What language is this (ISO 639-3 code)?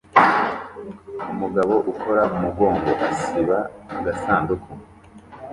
kin